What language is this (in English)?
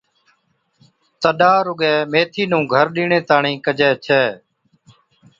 Od